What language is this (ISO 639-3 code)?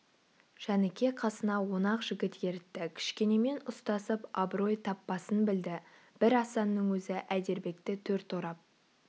kaz